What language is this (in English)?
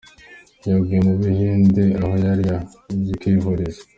Kinyarwanda